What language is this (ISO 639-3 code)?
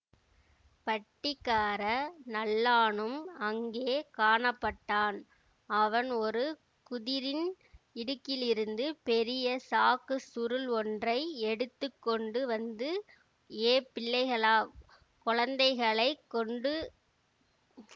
tam